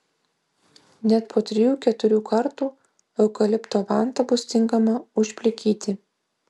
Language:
Lithuanian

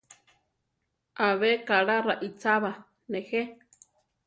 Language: Central Tarahumara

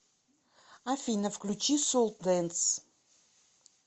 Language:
Russian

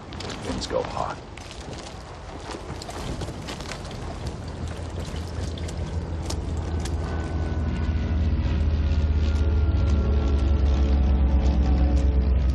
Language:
English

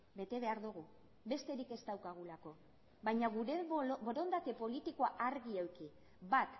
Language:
Basque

